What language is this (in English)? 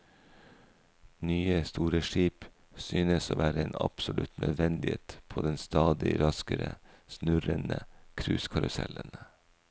Norwegian